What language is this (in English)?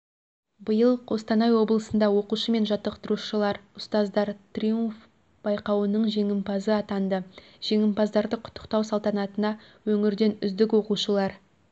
Kazakh